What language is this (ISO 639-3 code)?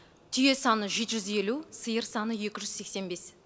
kaz